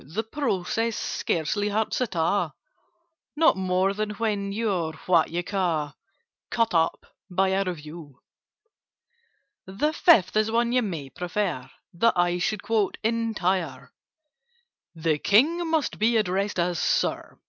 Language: English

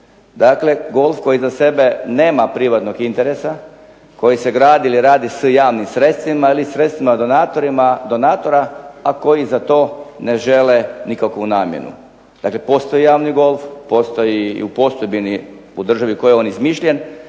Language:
Croatian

